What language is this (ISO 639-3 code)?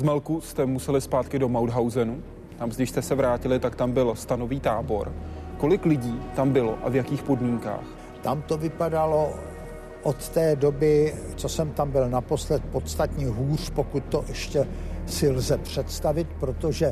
ces